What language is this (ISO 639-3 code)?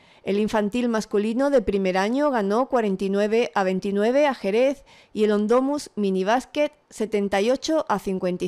spa